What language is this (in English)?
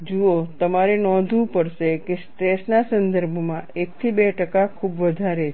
Gujarati